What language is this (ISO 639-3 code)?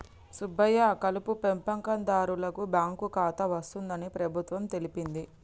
tel